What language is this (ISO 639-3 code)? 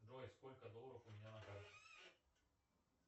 rus